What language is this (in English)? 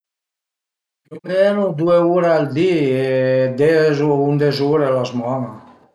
Piedmontese